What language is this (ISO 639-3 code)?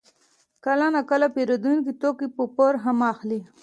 pus